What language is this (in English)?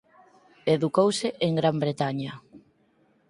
Galician